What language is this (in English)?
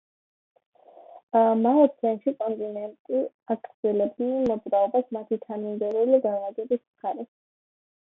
Georgian